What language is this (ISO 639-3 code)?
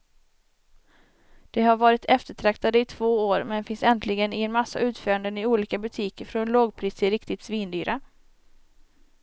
swe